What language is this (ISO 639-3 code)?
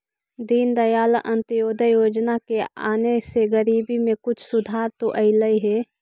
mag